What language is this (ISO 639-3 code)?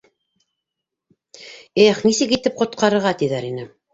bak